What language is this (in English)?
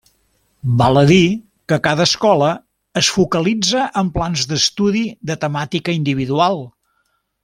Catalan